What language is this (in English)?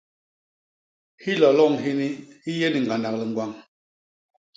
Basaa